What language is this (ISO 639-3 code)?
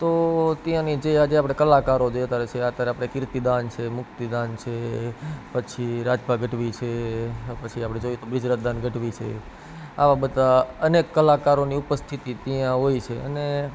guj